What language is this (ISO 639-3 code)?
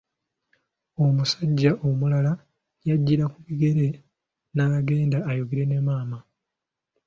lug